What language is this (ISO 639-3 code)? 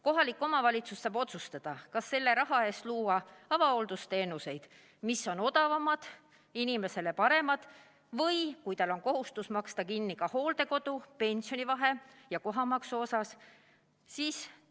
est